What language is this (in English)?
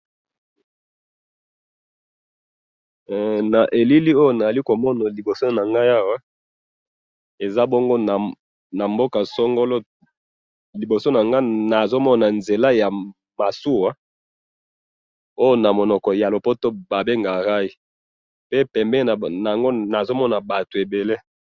Lingala